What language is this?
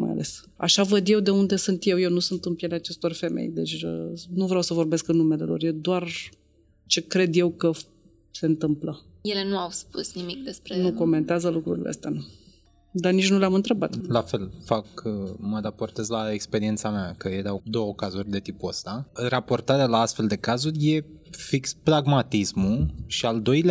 Romanian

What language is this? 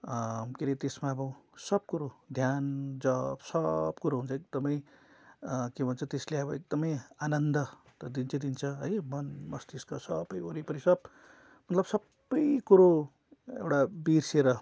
Nepali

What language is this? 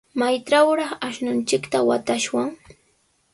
Sihuas Ancash Quechua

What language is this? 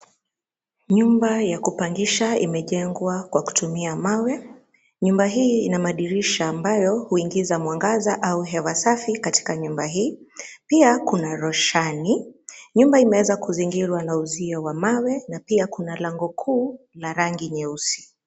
Swahili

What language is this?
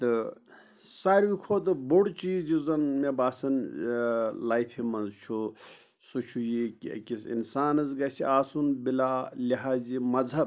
Kashmiri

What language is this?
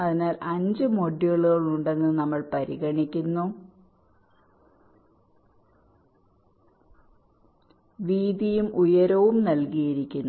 Malayalam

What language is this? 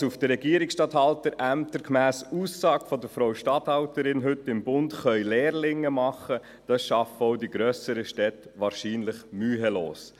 Swiss German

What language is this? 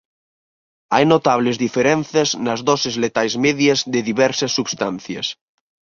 Galician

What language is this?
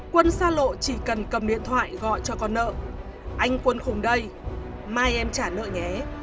Vietnamese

